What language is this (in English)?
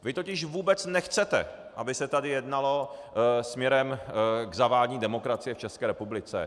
Czech